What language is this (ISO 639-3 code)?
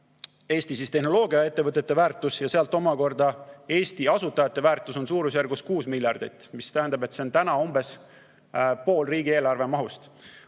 est